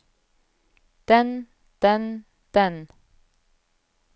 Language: Norwegian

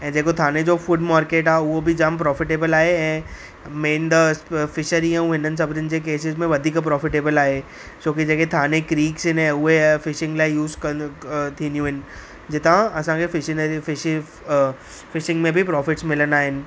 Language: Sindhi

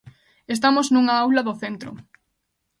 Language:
Galician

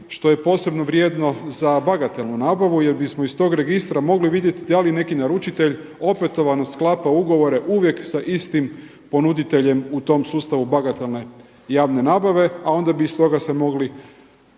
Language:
Croatian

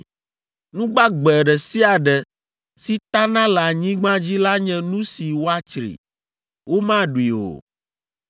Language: Ewe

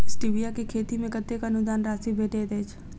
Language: Maithili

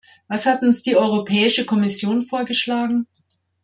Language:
German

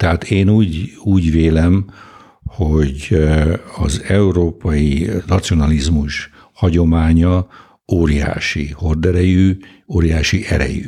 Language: Hungarian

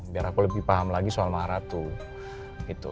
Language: Indonesian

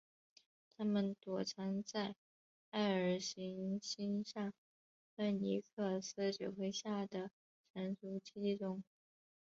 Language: Chinese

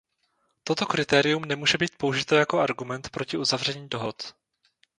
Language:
Czech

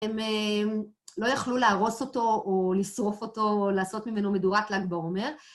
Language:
Hebrew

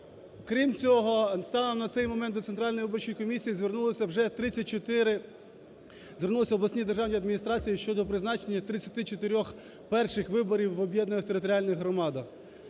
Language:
Ukrainian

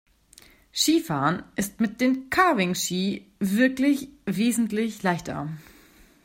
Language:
German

